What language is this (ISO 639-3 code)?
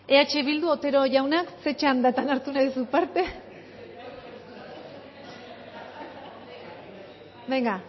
eus